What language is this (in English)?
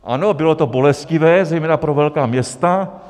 Czech